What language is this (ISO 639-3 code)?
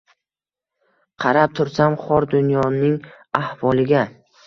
uzb